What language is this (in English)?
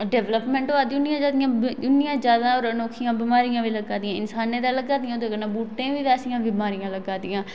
Dogri